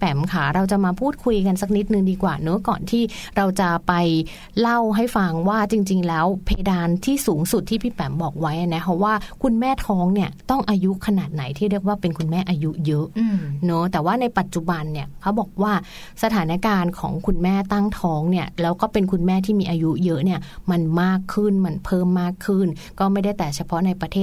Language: Thai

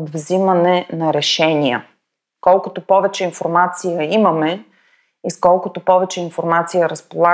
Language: Bulgarian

